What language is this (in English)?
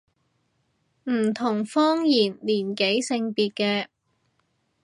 Cantonese